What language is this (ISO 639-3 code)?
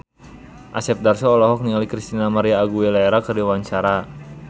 sun